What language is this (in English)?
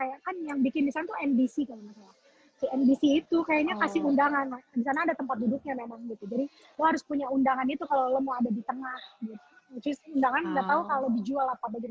Indonesian